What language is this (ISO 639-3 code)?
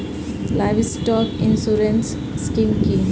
ben